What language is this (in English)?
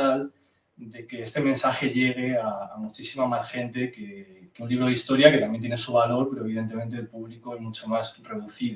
Spanish